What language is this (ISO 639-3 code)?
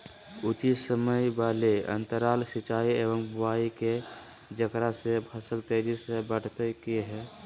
mag